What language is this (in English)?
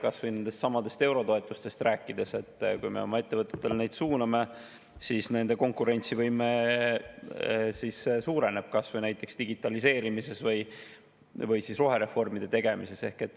Estonian